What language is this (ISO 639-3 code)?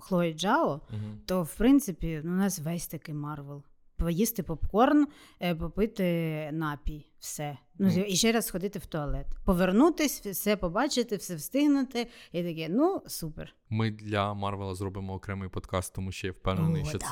ukr